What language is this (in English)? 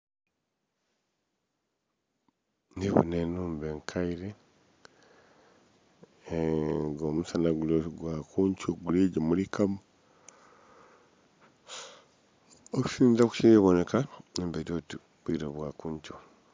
Soga